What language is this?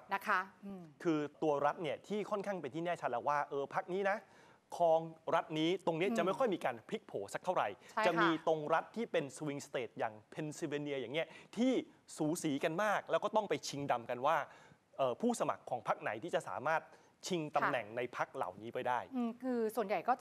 Thai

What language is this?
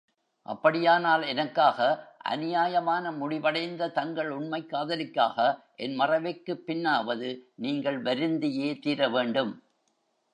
Tamil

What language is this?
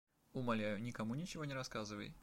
Russian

